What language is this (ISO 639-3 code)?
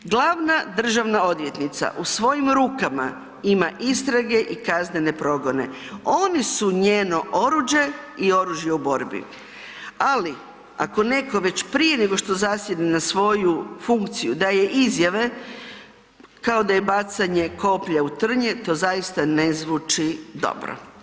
hrv